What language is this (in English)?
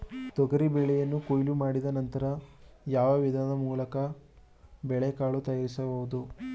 Kannada